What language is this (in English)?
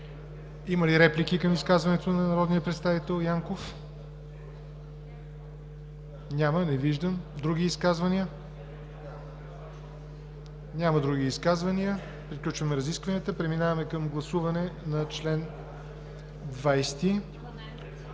Bulgarian